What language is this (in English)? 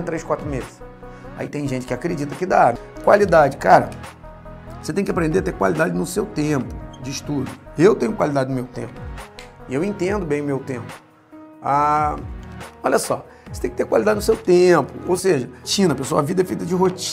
Portuguese